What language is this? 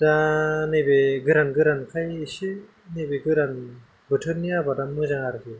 Bodo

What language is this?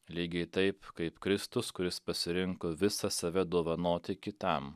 Lithuanian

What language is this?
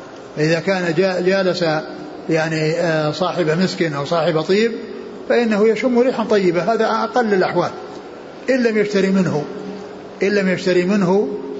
Arabic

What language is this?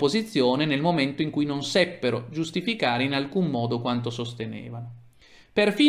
Italian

